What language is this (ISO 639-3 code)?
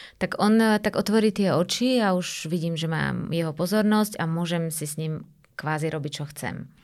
slk